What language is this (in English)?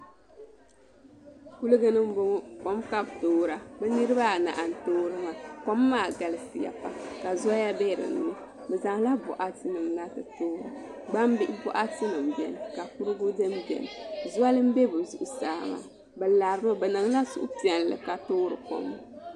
Dagbani